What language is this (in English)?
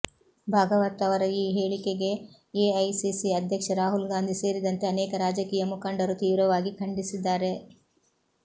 Kannada